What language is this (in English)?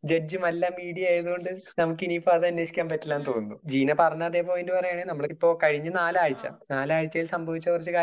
Malayalam